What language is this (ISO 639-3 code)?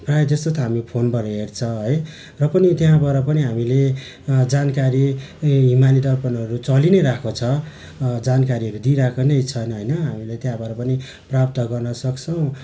nep